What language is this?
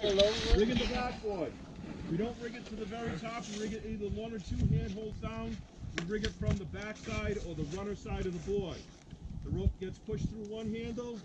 English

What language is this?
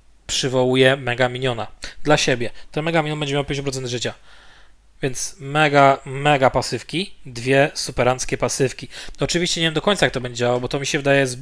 Polish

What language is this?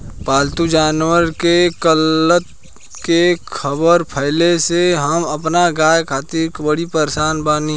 Bhojpuri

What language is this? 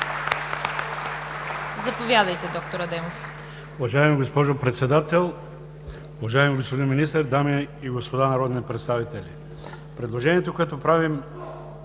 Bulgarian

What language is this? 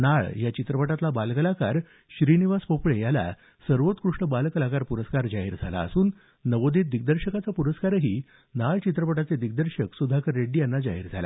Marathi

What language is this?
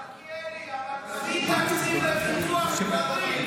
Hebrew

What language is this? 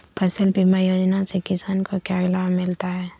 Magahi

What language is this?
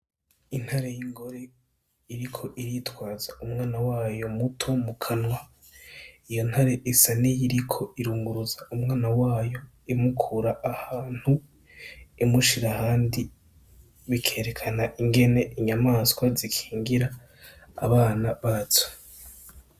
Rundi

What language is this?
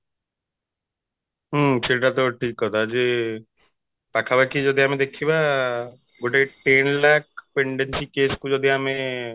Odia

